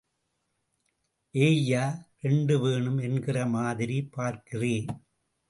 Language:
Tamil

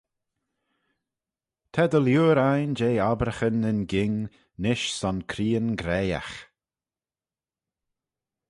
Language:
Manx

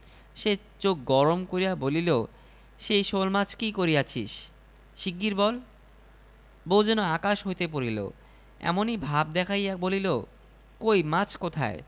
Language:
Bangla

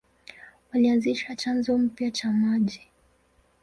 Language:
Swahili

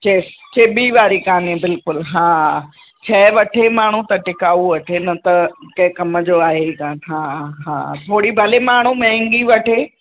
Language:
Sindhi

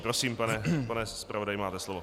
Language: Czech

